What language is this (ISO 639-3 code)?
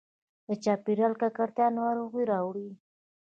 pus